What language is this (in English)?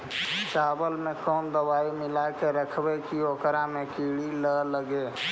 Magahi